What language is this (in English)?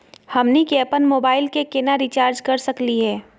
Magahi